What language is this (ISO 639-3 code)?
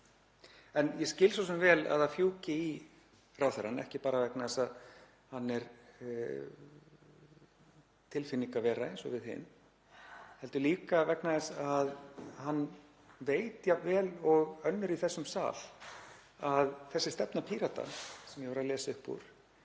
isl